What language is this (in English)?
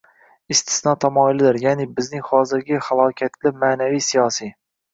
Uzbek